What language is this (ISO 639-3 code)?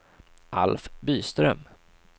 swe